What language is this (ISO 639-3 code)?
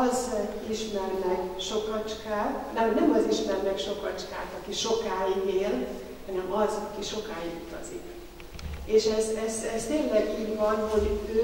hun